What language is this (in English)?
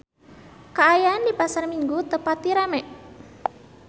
Sundanese